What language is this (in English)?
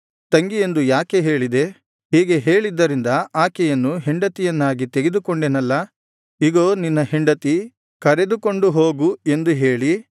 Kannada